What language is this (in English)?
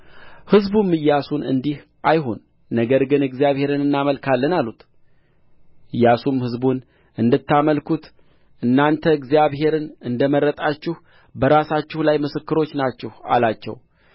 Amharic